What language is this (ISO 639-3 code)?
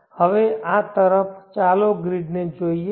guj